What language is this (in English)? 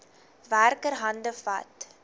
Afrikaans